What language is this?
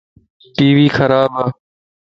Lasi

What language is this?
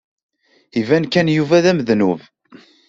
Kabyle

